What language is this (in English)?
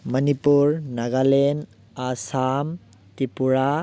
Manipuri